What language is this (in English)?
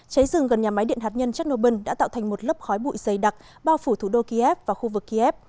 Vietnamese